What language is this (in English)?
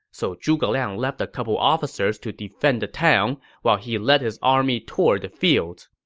English